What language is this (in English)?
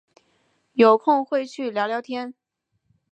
Chinese